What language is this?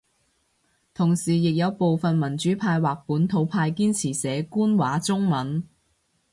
Cantonese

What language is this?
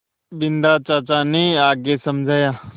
Hindi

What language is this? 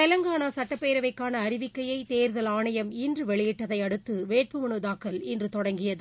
Tamil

